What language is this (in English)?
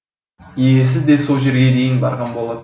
Kazakh